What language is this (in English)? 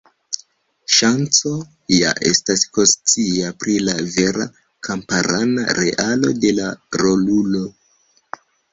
Esperanto